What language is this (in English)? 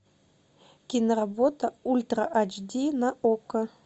Russian